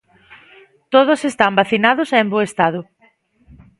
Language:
Galician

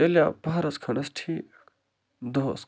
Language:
Kashmiri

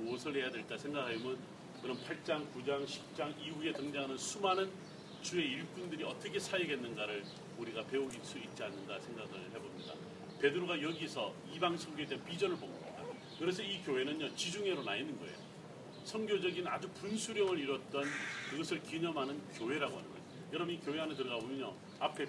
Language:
Korean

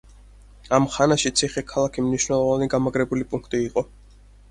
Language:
Georgian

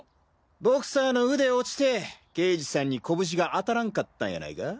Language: Japanese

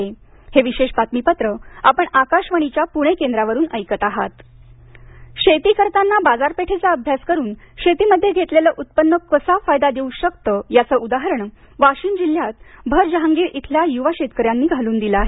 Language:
Marathi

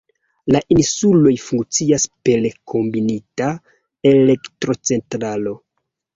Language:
Esperanto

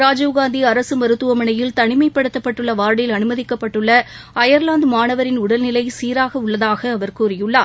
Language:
Tamil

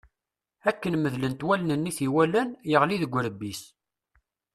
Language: Kabyle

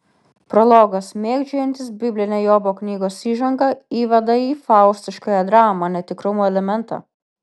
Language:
Lithuanian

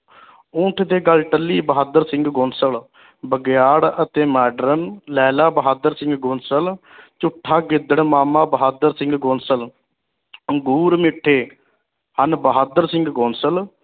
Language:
Punjabi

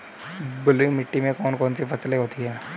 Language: Hindi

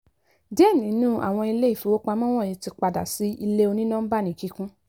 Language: Yoruba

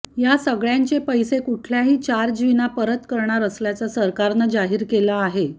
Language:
Marathi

